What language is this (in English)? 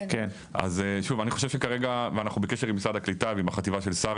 Hebrew